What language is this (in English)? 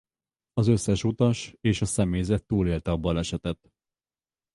Hungarian